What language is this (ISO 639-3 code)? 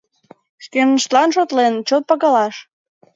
chm